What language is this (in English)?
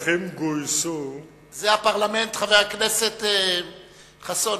Hebrew